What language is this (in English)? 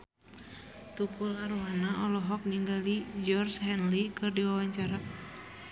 Sundanese